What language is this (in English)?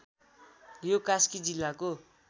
Nepali